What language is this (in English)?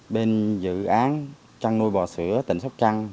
Vietnamese